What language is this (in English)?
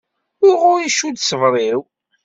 Kabyle